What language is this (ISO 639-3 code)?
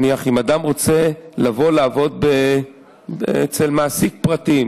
heb